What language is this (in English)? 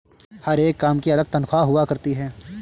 Hindi